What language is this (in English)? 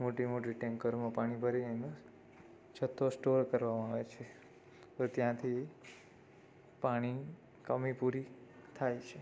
Gujarati